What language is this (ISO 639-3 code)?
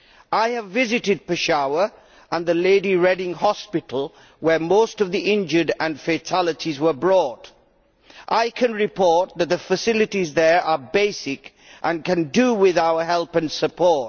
eng